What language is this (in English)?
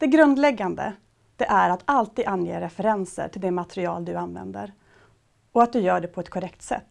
Swedish